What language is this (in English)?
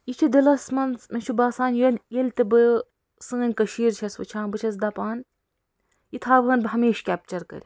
Kashmiri